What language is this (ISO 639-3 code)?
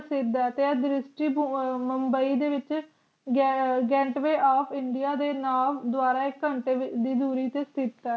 pan